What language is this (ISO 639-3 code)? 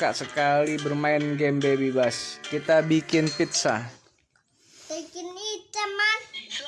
ind